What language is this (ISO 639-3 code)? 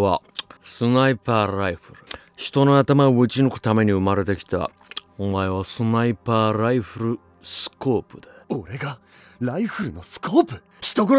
jpn